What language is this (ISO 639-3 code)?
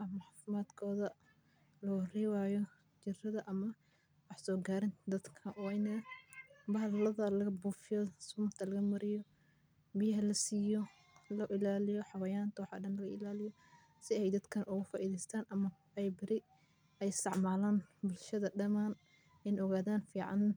som